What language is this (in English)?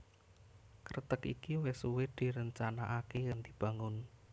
Javanese